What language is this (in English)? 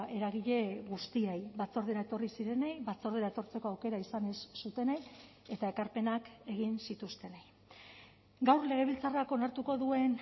Basque